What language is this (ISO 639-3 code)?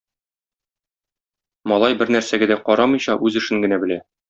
tat